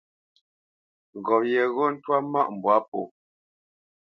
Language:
Bamenyam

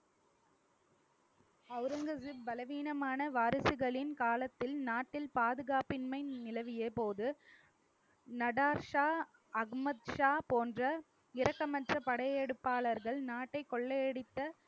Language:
Tamil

